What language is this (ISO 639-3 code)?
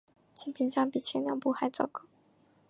zho